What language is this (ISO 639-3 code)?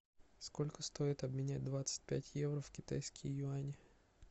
rus